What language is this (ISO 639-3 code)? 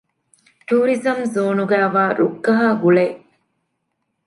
div